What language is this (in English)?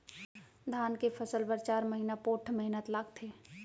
Chhattisgarhi